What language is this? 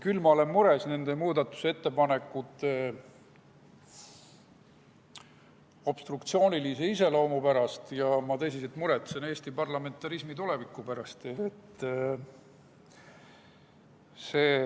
Estonian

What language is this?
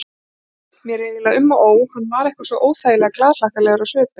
Icelandic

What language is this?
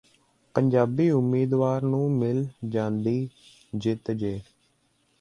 Punjabi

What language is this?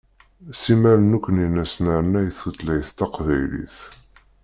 Kabyle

